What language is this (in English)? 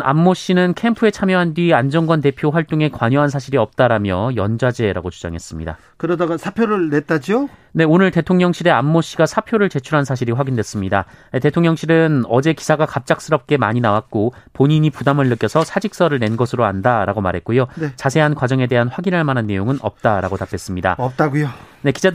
Korean